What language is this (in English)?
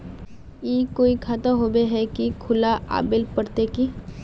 Magahi